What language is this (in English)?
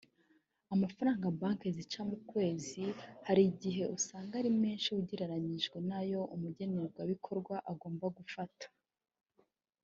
Kinyarwanda